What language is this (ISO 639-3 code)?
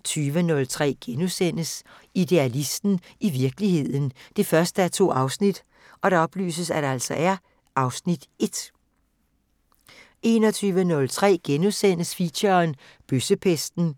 dan